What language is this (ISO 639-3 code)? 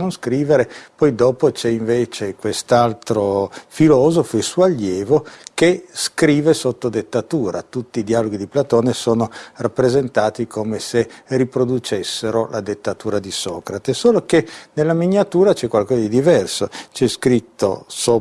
ita